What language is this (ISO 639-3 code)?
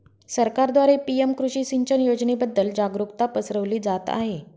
mar